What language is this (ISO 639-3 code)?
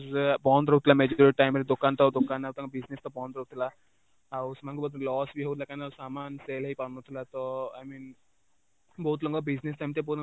ori